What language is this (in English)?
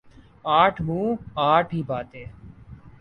Urdu